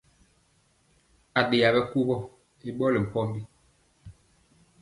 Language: Mpiemo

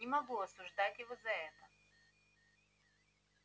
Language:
Russian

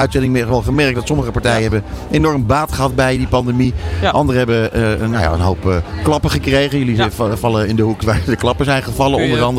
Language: Dutch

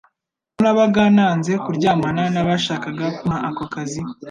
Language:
Kinyarwanda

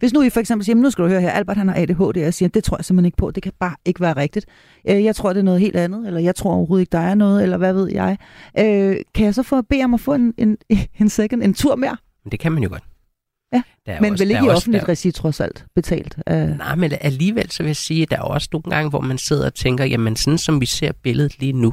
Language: Danish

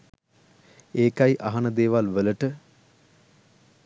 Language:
Sinhala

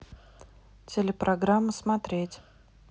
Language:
Russian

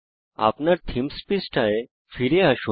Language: Bangla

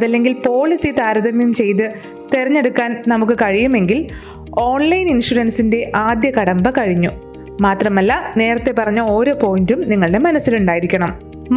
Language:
Malayalam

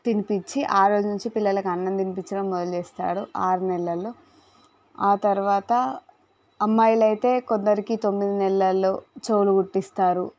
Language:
Telugu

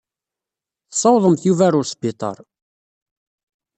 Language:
Kabyle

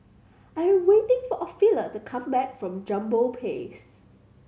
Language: English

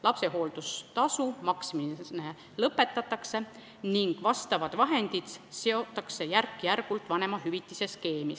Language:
Estonian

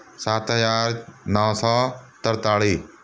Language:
Punjabi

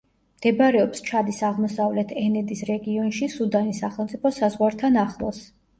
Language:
Georgian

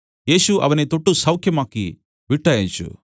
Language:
Malayalam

